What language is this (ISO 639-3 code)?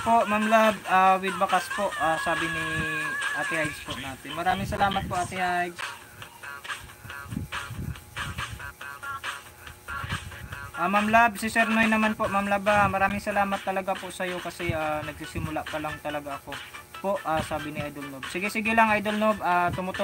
fil